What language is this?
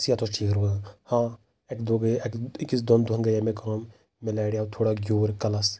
Kashmiri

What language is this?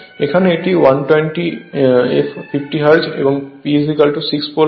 Bangla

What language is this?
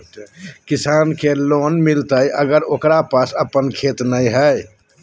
Magahi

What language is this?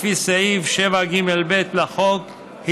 Hebrew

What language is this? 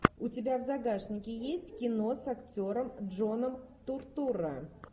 Russian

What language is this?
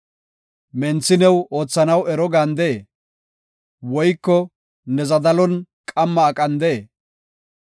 Gofa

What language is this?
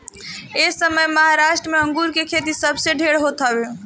Bhojpuri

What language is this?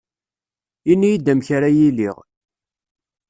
Kabyle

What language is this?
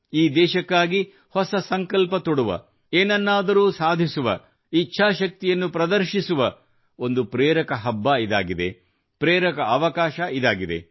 Kannada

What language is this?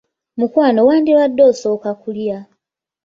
Ganda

